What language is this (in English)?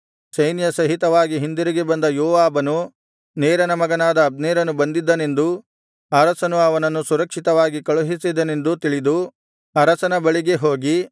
Kannada